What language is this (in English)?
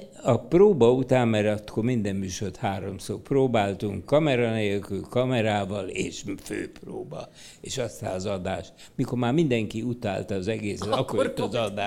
Hungarian